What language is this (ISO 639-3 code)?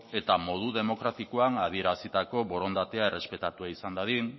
eus